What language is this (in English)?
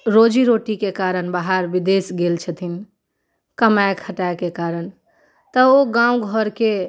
Maithili